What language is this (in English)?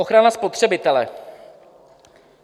Czech